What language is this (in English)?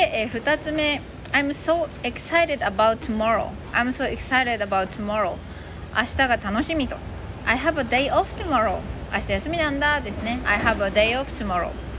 Japanese